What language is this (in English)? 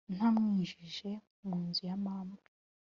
Kinyarwanda